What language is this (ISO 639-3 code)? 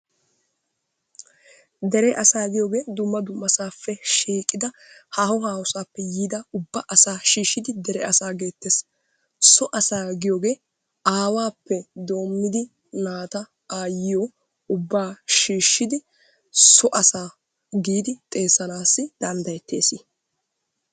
wal